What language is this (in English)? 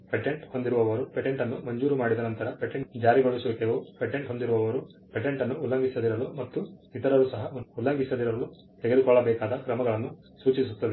Kannada